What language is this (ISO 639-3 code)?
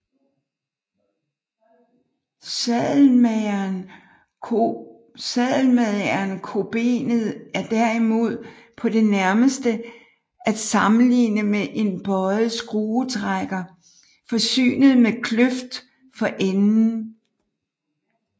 dan